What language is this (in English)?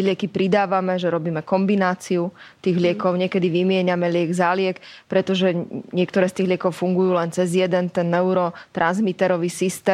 Slovak